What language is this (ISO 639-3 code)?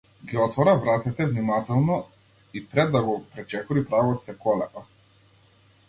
mkd